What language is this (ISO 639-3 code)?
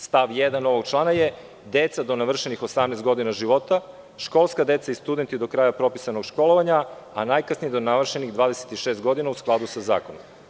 srp